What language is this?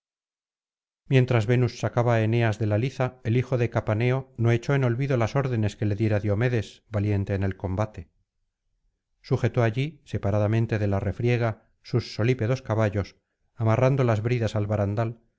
Spanish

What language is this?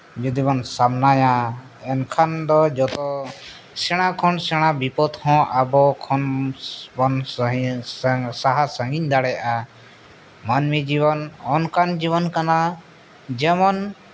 Santali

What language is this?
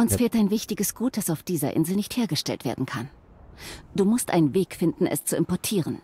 German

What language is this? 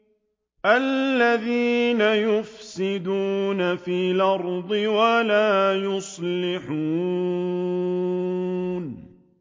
Arabic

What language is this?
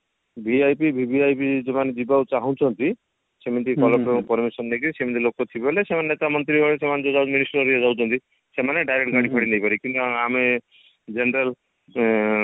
Odia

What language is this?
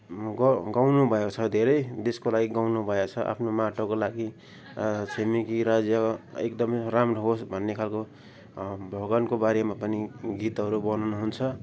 Nepali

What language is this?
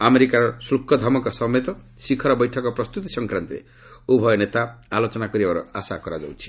Odia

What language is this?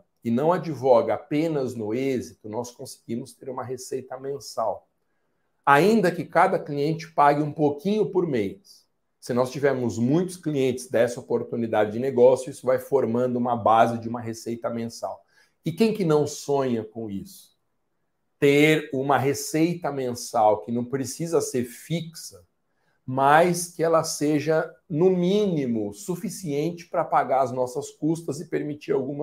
Portuguese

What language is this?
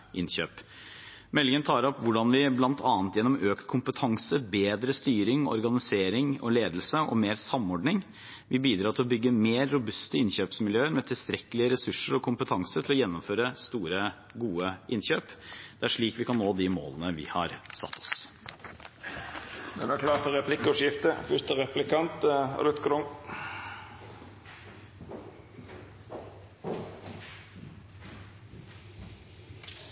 Norwegian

